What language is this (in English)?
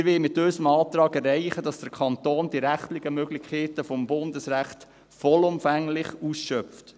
Swiss German